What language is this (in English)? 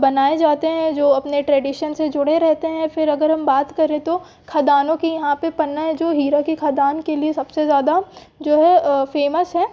Hindi